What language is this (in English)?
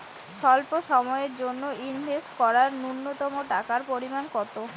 Bangla